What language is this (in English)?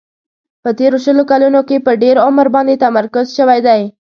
Pashto